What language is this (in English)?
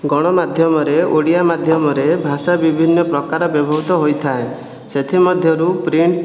Odia